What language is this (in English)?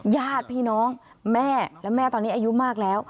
Thai